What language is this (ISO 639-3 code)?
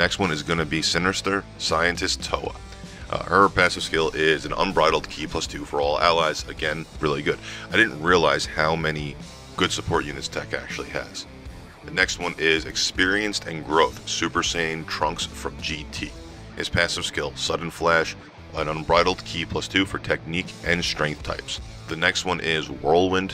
eng